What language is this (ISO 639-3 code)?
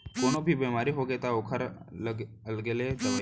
hne